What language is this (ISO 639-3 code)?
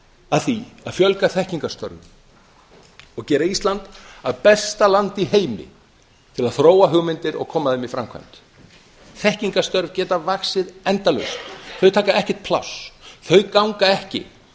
isl